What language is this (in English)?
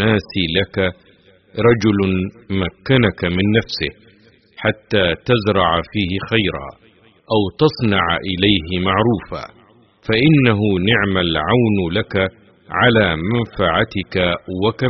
Arabic